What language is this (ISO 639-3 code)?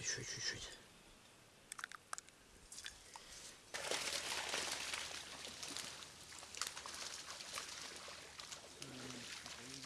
rus